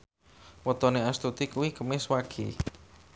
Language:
Javanese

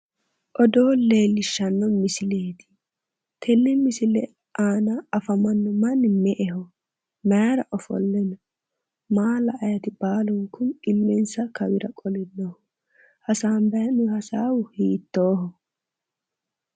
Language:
Sidamo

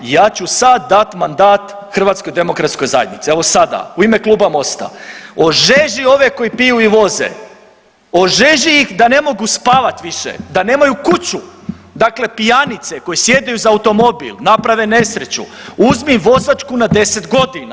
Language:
Croatian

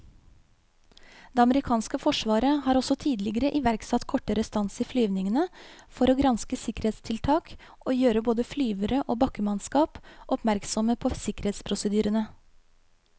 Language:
Norwegian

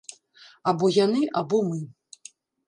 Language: Belarusian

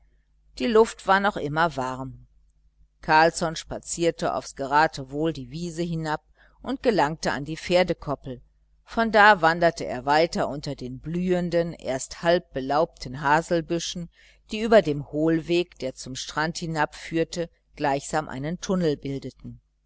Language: German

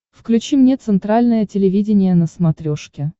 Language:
Russian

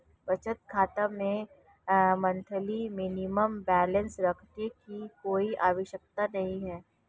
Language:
Hindi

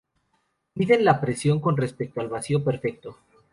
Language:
Spanish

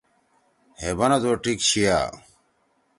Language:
Torwali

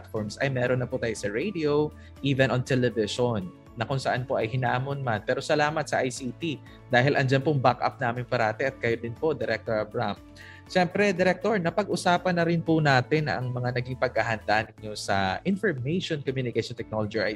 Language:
Filipino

